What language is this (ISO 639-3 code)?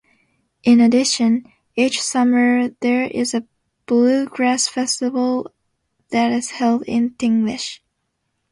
eng